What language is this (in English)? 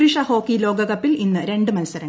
Malayalam